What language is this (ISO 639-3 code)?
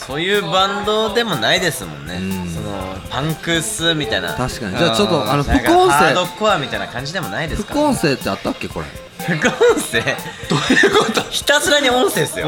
jpn